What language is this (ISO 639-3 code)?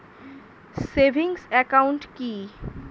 ben